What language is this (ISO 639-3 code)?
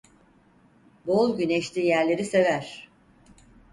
tur